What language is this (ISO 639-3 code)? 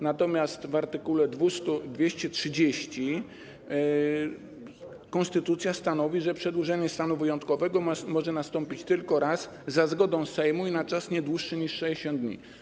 pol